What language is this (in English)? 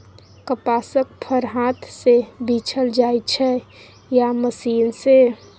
Maithili